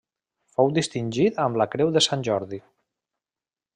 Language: Catalan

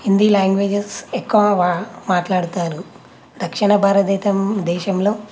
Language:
Telugu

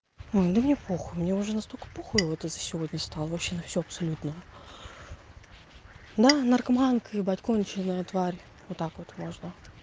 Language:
Russian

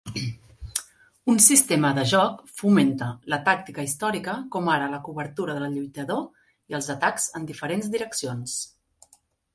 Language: Catalan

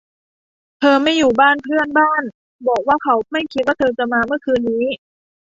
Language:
Thai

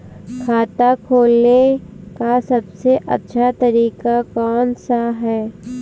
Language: Hindi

